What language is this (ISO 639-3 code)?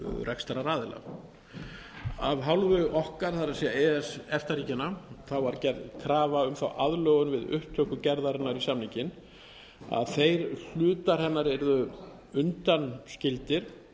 isl